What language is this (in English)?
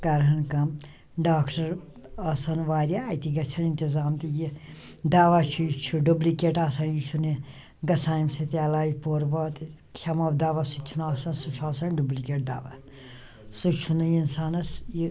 Kashmiri